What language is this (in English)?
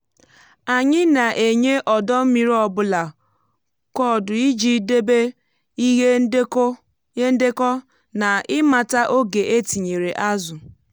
Igbo